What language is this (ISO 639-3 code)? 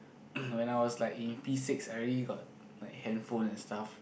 eng